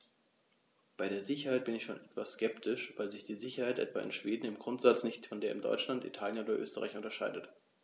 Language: German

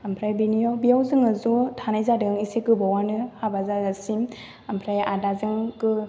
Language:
Bodo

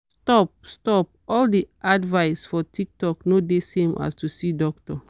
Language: Nigerian Pidgin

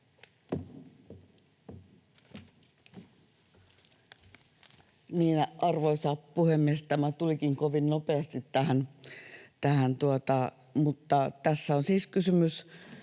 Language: Finnish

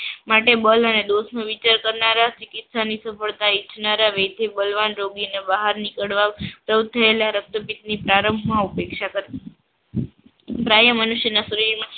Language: Gujarati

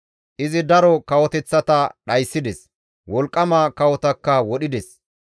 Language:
Gamo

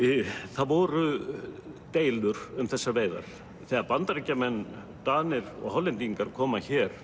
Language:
Icelandic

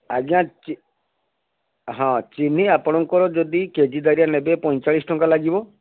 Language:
Odia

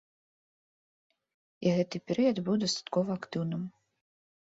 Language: Belarusian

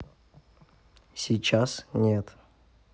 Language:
Russian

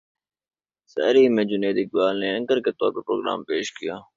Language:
Urdu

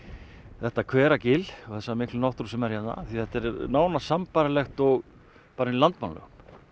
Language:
Icelandic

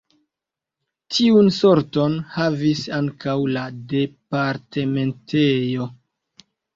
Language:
Esperanto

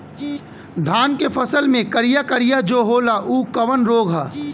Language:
Bhojpuri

